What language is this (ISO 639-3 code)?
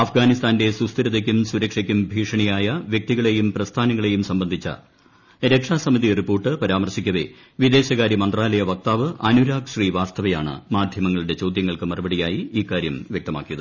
mal